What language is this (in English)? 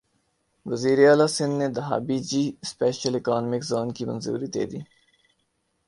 Urdu